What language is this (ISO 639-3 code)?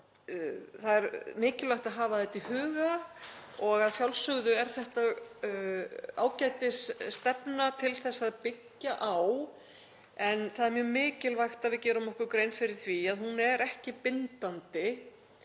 isl